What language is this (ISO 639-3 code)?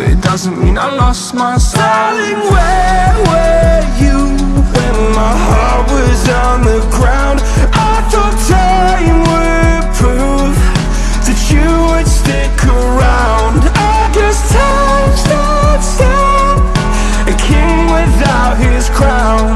eng